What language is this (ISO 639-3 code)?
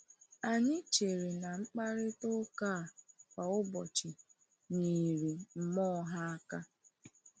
ibo